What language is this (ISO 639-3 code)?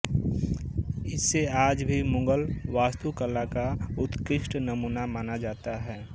hin